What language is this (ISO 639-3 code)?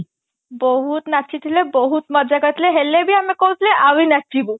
ori